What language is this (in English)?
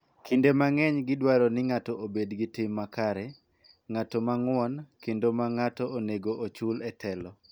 Luo (Kenya and Tanzania)